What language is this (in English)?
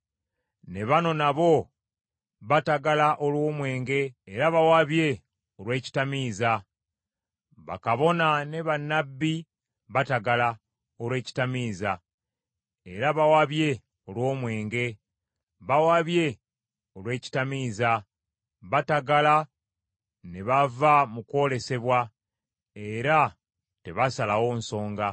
Ganda